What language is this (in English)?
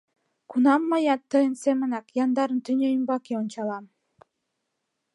Mari